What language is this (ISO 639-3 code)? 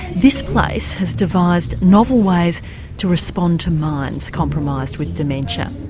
eng